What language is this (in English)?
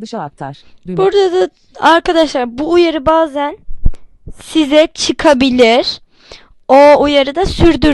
Turkish